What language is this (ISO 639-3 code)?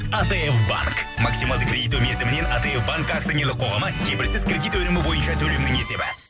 kaz